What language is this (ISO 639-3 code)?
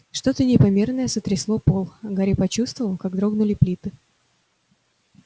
rus